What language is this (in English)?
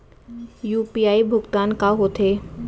Chhattisgarhi